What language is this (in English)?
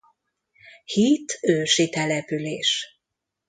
Hungarian